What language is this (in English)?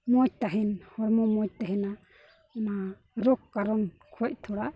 Santali